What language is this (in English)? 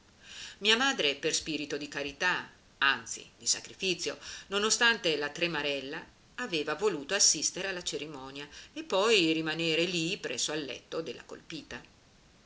Italian